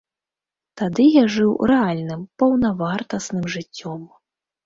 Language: Belarusian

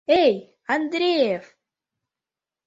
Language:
Mari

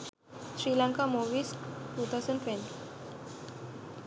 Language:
Sinhala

